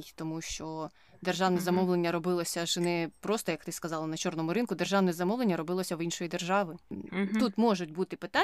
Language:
Ukrainian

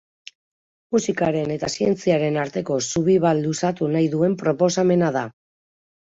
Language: Basque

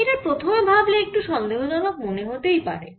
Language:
Bangla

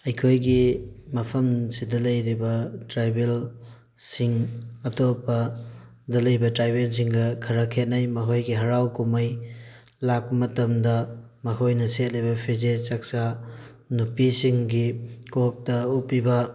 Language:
Manipuri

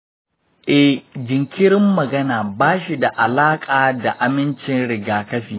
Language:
Hausa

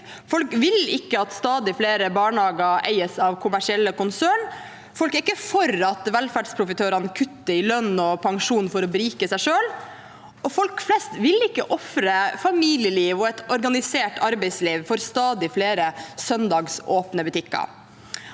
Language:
Norwegian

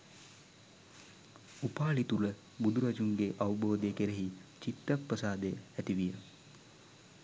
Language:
Sinhala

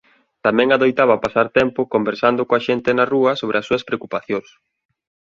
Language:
Galician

